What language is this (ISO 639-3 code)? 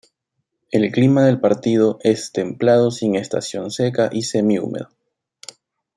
spa